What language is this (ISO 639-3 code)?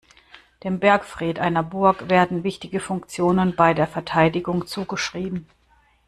deu